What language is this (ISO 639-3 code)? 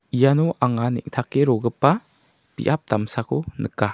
grt